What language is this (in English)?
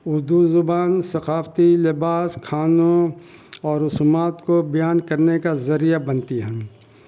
Urdu